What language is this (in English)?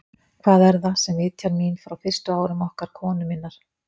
Icelandic